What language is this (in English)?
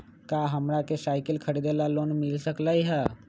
Magahi